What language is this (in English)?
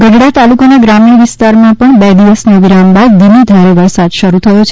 Gujarati